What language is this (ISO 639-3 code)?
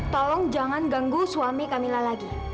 ind